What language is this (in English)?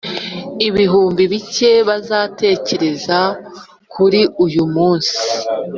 Kinyarwanda